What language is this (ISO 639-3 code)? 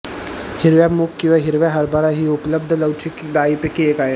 mar